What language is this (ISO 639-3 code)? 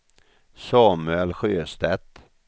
swe